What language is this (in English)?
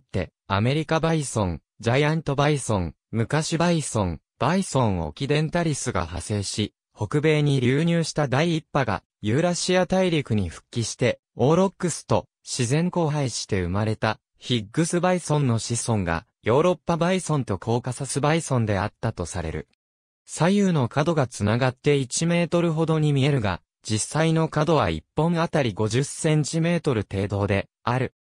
Japanese